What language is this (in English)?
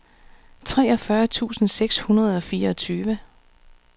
Danish